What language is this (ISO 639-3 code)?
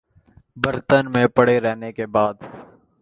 urd